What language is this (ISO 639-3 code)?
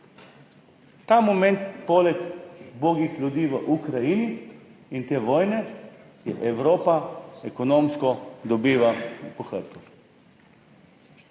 slv